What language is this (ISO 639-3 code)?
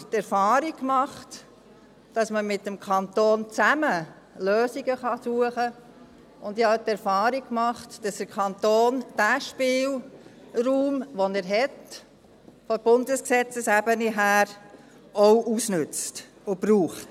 gsw